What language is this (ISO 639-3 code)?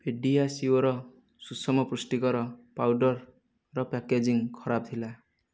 ori